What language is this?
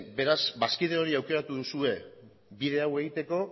Basque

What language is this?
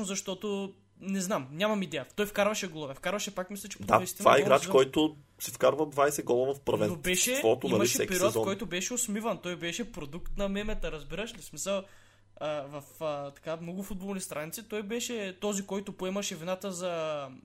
Bulgarian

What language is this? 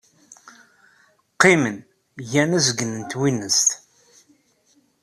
Kabyle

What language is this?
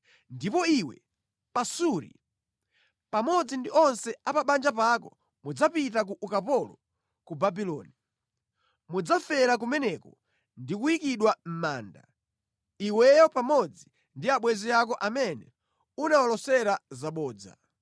Nyanja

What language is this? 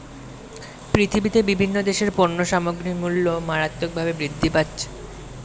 Bangla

